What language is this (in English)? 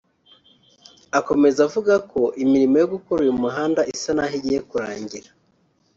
Kinyarwanda